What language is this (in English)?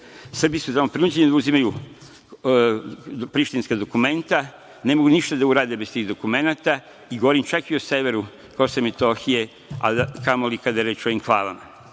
Serbian